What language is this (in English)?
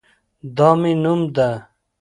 Pashto